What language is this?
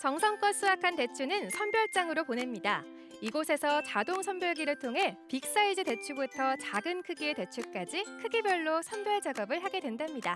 Korean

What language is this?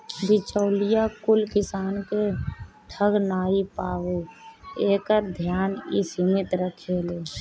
Bhojpuri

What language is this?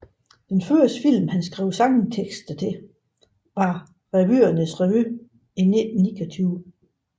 Danish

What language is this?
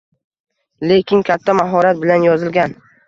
Uzbek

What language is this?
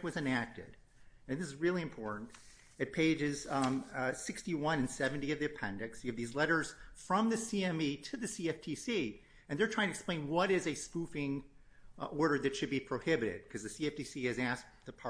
English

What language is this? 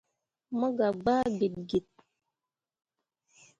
Mundang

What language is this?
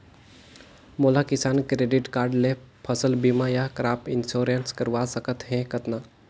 Chhattisgarhi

